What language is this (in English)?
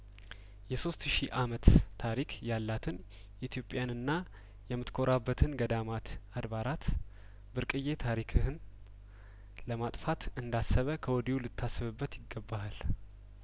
Amharic